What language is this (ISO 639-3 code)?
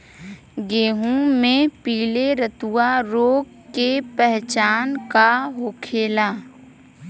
bho